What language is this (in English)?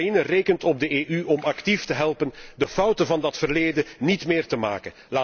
Dutch